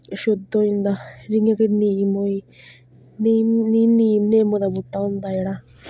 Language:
Dogri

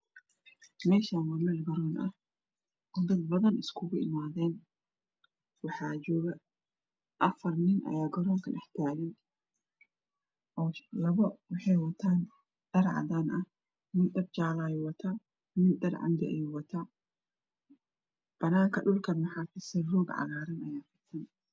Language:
Somali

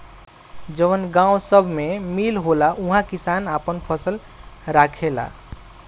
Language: Bhojpuri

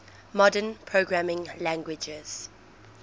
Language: English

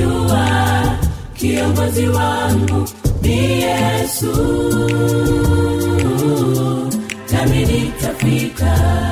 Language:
Swahili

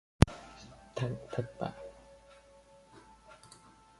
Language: Vietnamese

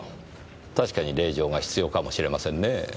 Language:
Japanese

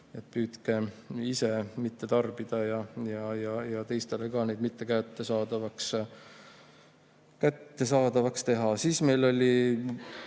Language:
Estonian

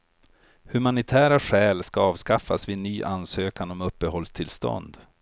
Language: Swedish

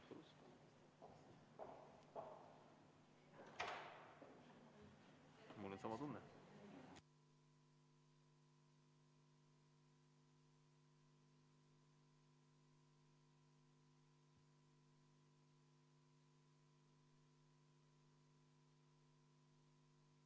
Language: Estonian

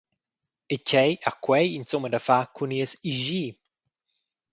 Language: Romansh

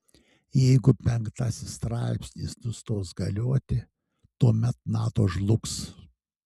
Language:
Lithuanian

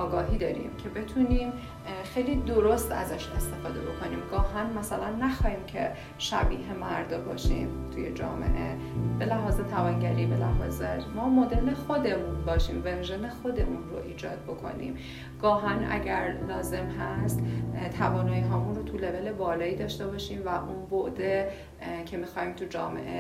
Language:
Persian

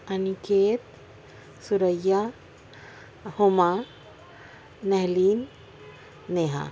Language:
Urdu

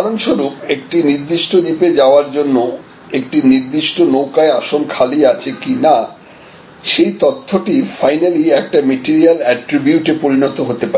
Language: Bangla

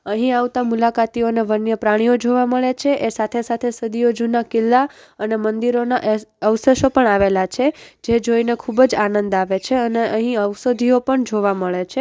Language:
Gujarati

